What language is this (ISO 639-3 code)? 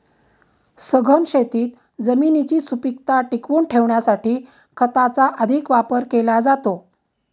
mar